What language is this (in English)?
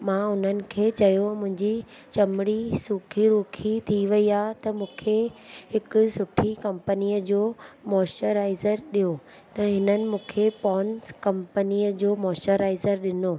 Sindhi